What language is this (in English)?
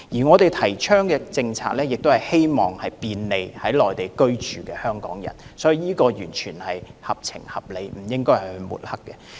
Cantonese